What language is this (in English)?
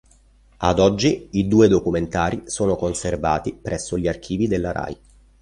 Italian